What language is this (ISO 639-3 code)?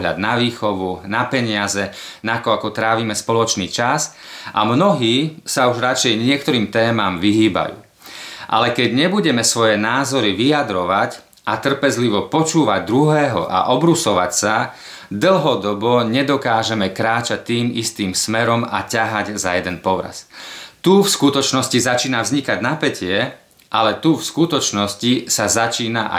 slk